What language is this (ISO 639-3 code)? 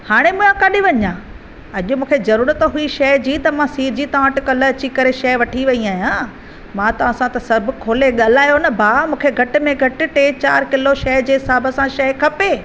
snd